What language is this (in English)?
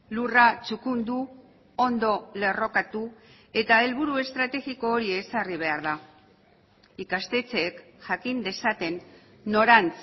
Basque